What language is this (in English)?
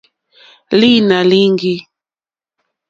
Mokpwe